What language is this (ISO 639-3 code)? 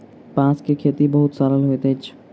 mai